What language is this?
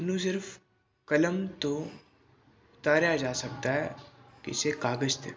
Punjabi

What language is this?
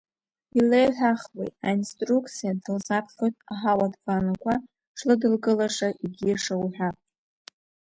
Abkhazian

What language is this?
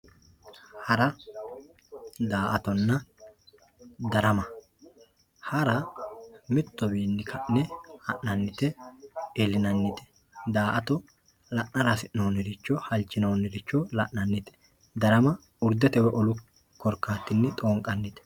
Sidamo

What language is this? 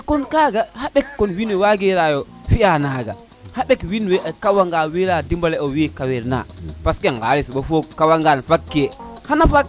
Serer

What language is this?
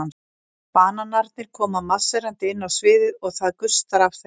Icelandic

